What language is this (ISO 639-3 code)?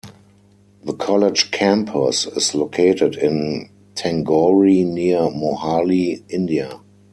eng